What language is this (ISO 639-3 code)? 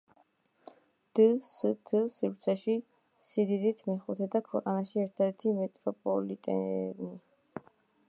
kat